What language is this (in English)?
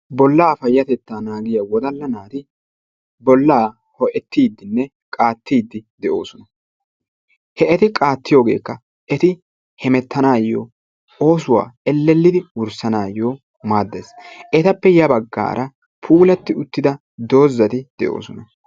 Wolaytta